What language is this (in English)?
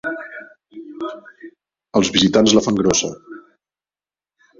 Catalan